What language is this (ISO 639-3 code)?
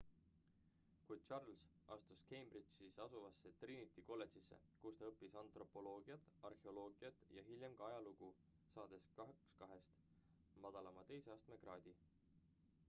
est